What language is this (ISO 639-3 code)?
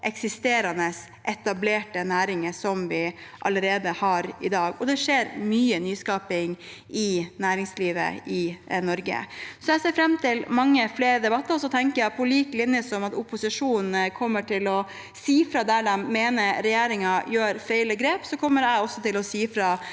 nor